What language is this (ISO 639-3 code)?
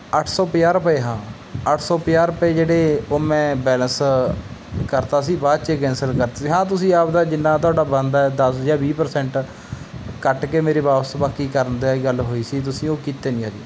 pan